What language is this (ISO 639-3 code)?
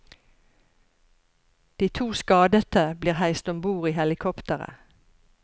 nor